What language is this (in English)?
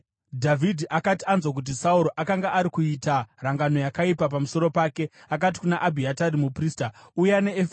Shona